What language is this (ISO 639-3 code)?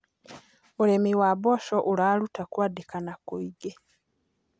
kik